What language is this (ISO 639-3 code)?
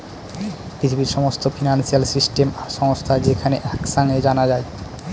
ben